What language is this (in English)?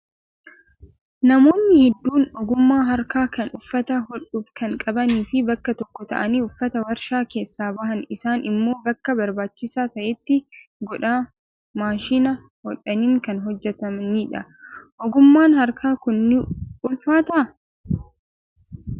Oromo